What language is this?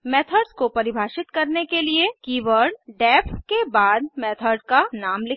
Hindi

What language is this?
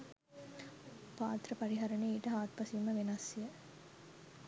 Sinhala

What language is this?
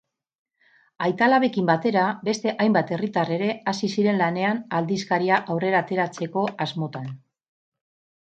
Basque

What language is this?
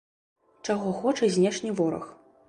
Belarusian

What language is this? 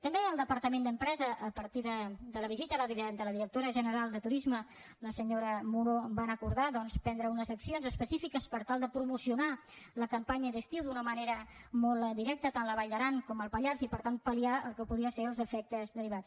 Catalan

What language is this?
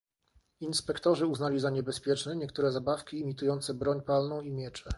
Polish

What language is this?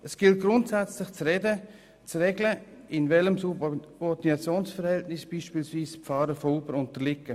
Swiss German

